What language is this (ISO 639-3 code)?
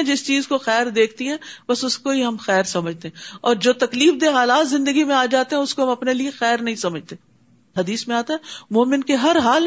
urd